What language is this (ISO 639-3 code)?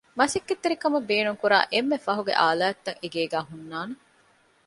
div